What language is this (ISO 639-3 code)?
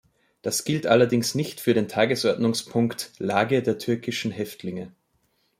deu